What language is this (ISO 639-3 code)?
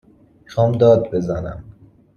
fas